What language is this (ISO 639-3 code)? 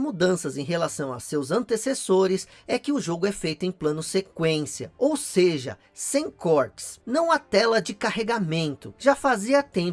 por